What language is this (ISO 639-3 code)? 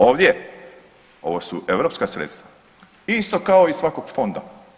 hrv